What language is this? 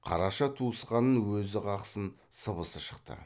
Kazakh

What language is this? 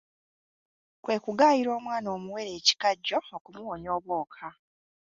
Ganda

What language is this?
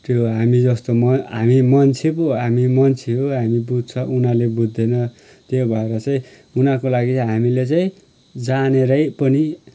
Nepali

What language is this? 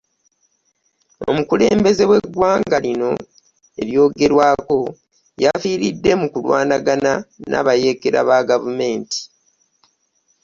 Ganda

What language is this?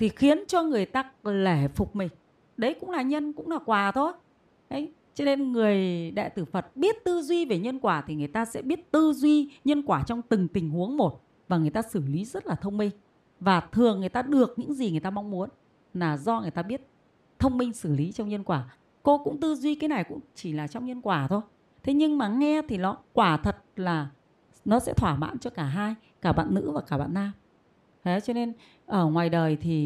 Vietnamese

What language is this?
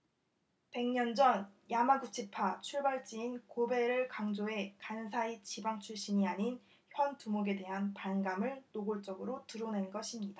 Korean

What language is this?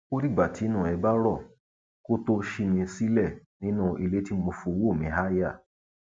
Yoruba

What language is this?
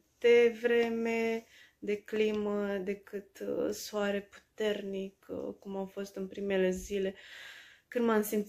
Romanian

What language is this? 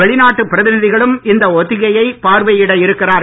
Tamil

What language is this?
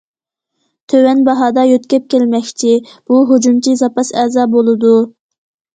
Uyghur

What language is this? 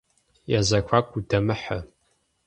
Kabardian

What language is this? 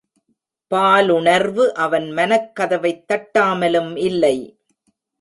Tamil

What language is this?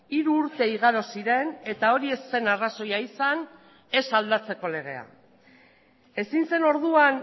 Basque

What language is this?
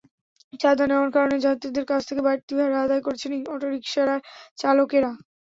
Bangla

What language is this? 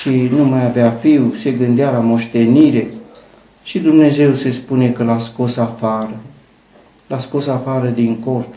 Romanian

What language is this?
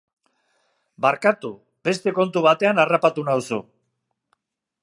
Basque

